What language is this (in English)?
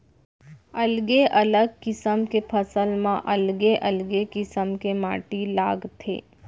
Chhattisgarhi